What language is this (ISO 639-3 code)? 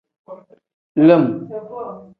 kdh